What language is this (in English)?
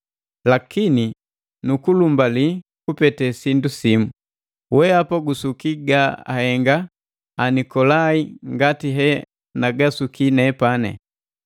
Matengo